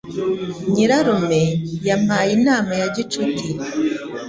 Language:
Kinyarwanda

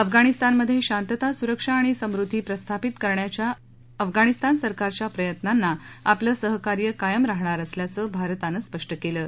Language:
Marathi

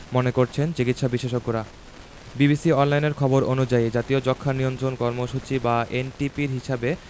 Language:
Bangla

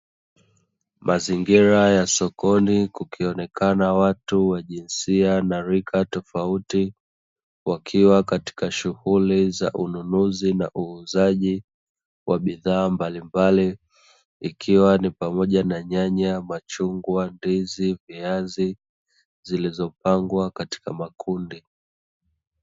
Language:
Swahili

